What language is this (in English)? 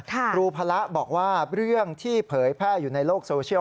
Thai